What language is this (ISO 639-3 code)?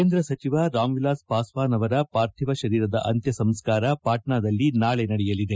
kan